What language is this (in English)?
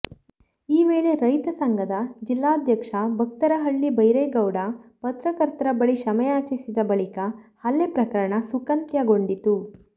Kannada